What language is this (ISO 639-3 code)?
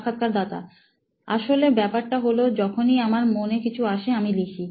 ben